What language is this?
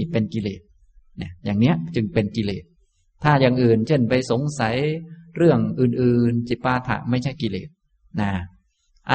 Thai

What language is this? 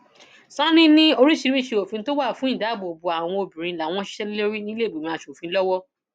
Yoruba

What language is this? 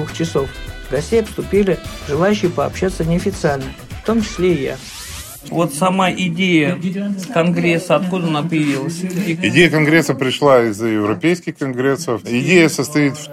Russian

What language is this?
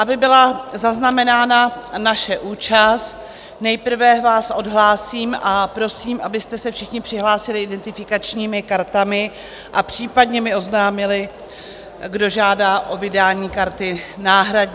Czech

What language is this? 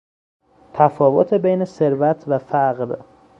Persian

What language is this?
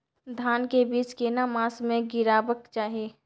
Maithili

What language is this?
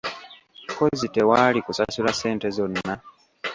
Ganda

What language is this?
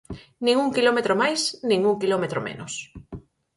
Galician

